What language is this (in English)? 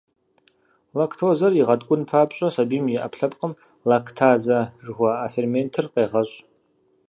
Kabardian